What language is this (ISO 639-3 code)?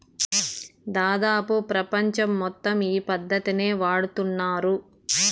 tel